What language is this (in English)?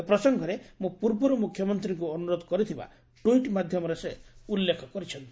Odia